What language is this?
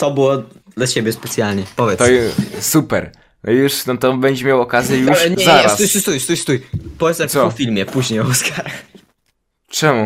Polish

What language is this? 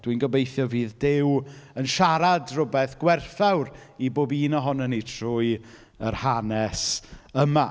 Welsh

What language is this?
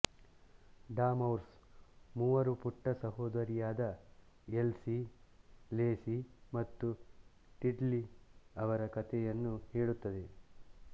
Kannada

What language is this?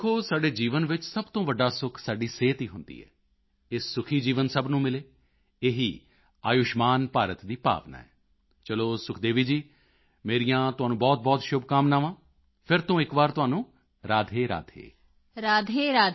Punjabi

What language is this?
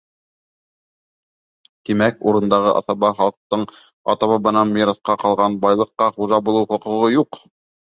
Bashkir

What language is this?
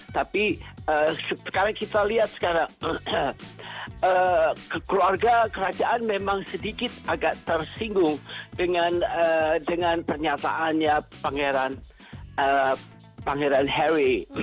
Indonesian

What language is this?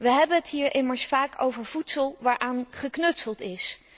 Dutch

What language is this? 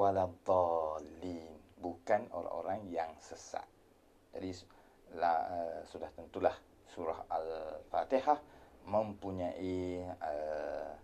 Malay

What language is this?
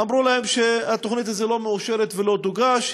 Hebrew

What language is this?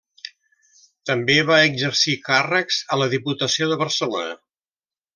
Catalan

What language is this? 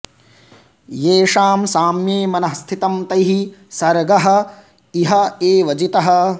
Sanskrit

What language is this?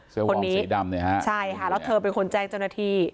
Thai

